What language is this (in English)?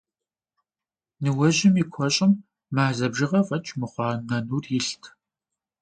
Kabardian